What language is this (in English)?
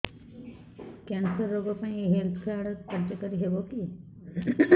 Odia